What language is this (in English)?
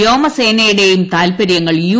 Malayalam